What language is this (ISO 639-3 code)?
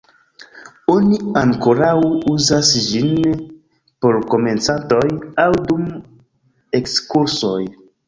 epo